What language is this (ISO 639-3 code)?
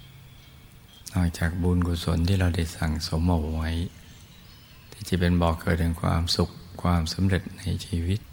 tha